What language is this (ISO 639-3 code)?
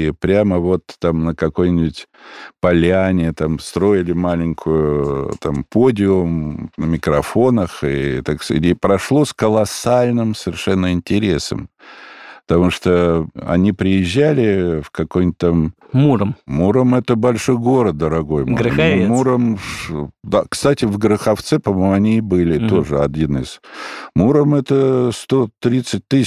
rus